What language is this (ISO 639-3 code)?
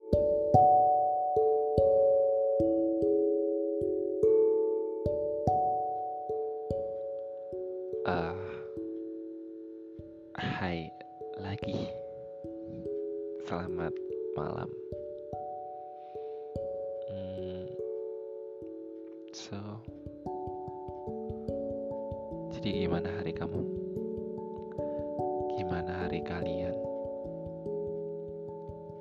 ind